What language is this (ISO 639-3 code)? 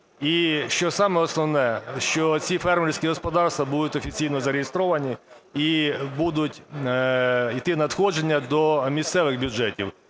ukr